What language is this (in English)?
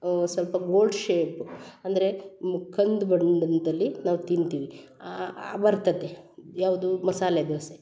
Kannada